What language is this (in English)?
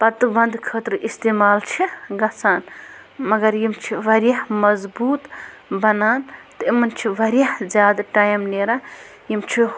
Kashmiri